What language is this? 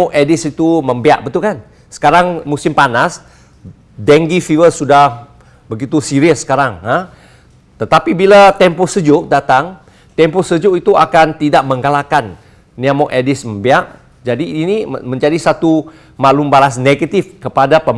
Malay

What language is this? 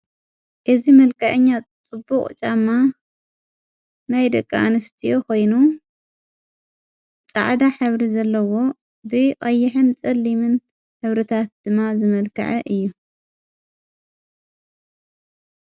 Tigrinya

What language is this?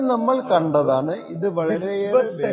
Malayalam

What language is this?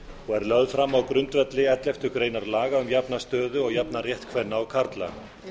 Icelandic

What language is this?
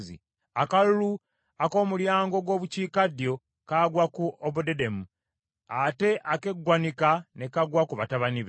Ganda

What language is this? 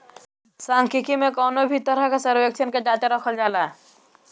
Bhojpuri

